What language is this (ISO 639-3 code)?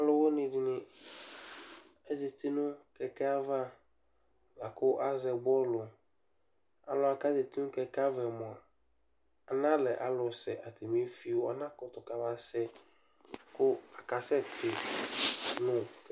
kpo